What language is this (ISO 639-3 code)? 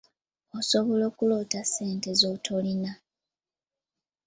lug